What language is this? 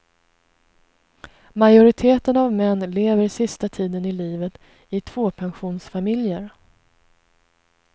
Swedish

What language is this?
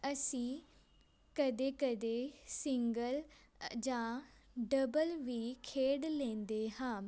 Punjabi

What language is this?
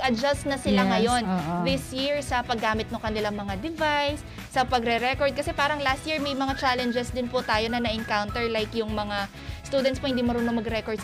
Filipino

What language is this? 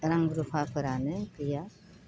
Bodo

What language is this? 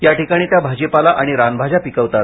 Marathi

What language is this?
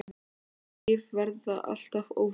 Icelandic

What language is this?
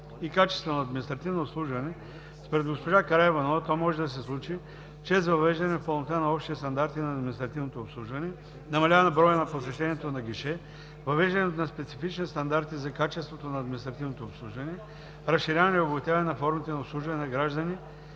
Bulgarian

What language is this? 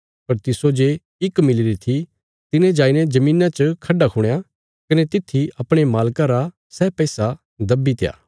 Bilaspuri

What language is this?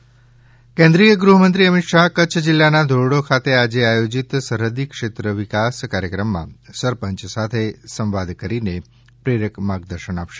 Gujarati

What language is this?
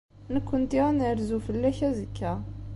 Kabyle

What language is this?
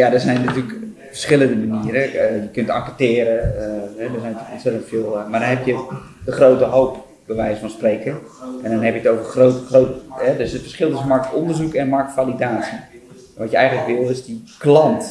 Dutch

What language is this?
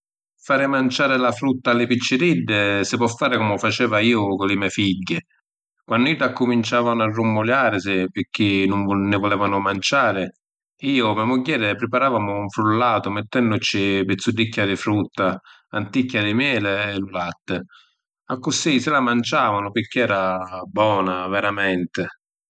Sicilian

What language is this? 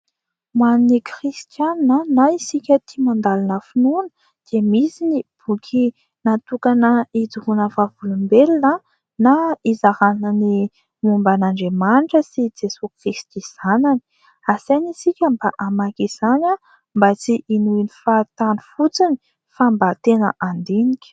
Malagasy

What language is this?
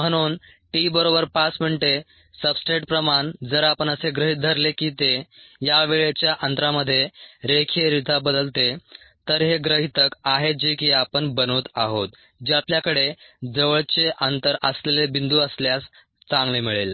Marathi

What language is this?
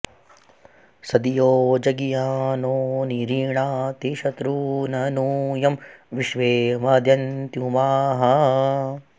Sanskrit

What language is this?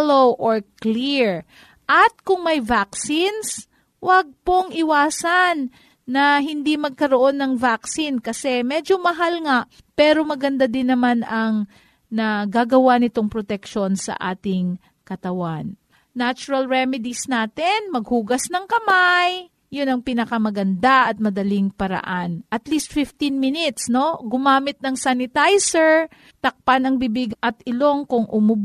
Filipino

